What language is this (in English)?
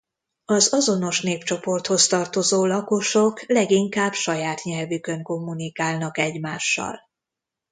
Hungarian